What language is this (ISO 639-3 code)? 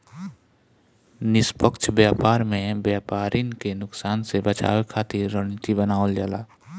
bho